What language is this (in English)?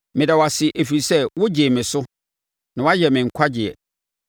Akan